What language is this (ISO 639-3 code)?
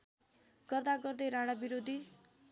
nep